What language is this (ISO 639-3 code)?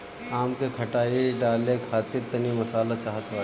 bho